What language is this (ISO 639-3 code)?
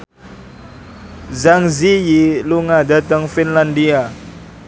jav